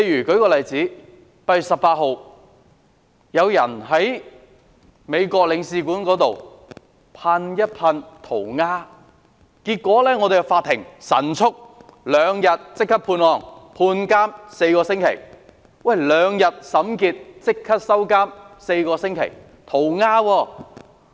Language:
Cantonese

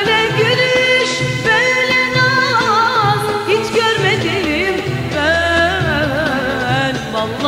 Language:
Turkish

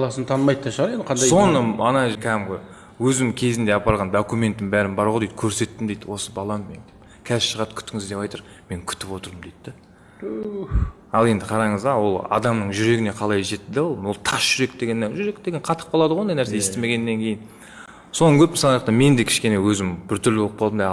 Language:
Turkish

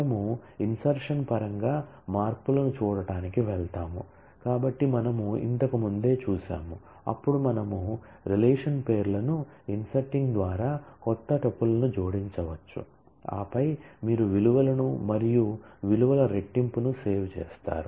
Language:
Telugu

